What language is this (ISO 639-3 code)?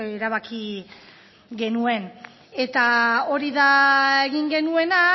eus